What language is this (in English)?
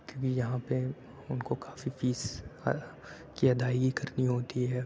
Urdu